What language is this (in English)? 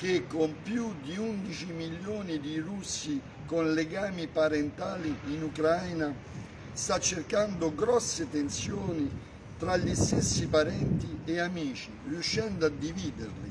Italian